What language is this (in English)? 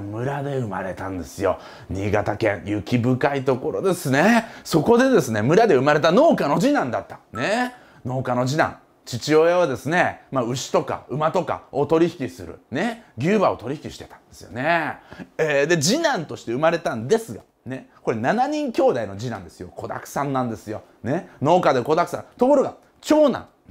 Japanese